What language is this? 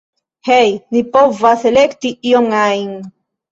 Esperanto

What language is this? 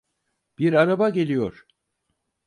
Turkish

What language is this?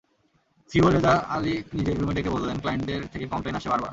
Bangla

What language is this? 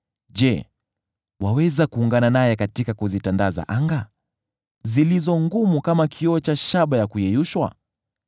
Swahili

